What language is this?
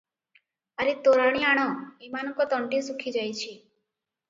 Odia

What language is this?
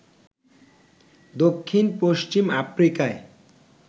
Bangla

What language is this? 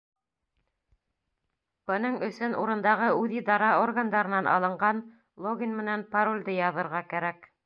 Bashkir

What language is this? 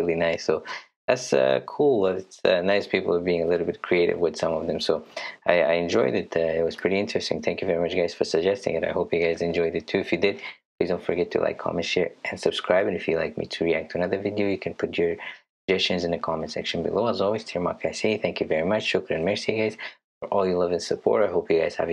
Indonesian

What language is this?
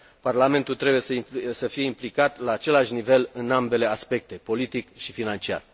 Romanian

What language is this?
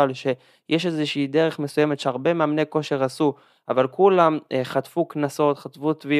Hebrew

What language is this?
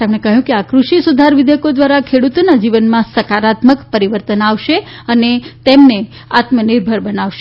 Gujarati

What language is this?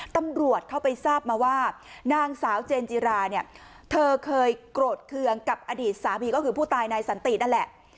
Thai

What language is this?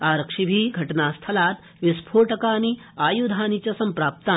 Sanskrit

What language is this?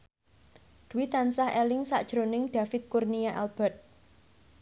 Javanese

